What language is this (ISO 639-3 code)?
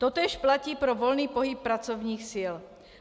ces